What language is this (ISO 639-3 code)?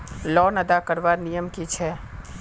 mag